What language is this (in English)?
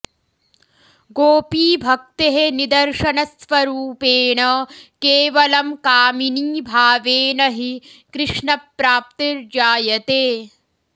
Sanskrit